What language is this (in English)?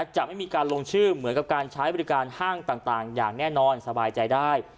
Thai